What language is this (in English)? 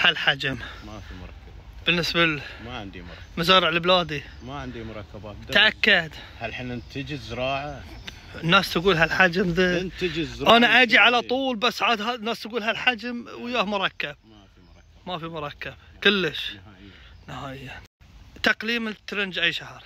Arabic